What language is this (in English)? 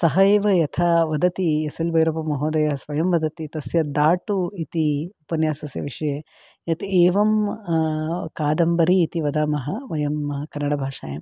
Sanskrit